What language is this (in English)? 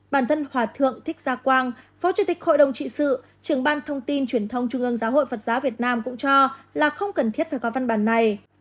Vietnamese